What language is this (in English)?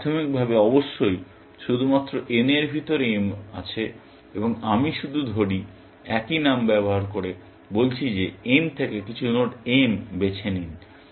Bangla